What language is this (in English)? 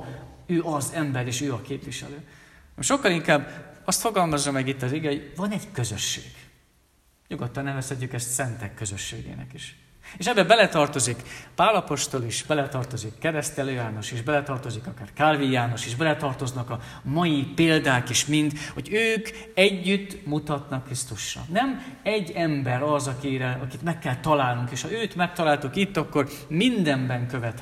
Hungarian